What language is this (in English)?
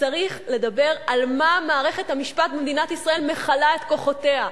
Hebrew